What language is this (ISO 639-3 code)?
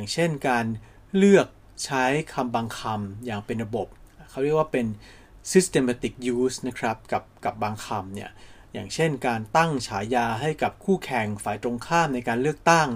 tha